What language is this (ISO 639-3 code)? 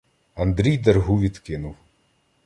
ukr